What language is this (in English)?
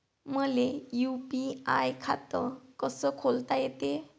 Marathi